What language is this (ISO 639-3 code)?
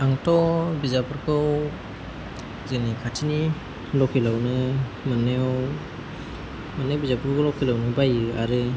brx